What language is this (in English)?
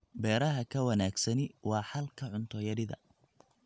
Somali